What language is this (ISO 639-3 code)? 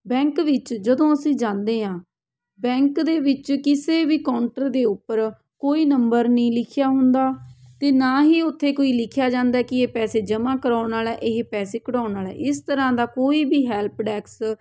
pan